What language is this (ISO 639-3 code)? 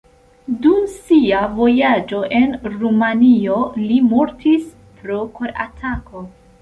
epo